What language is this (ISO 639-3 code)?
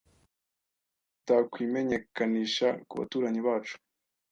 kin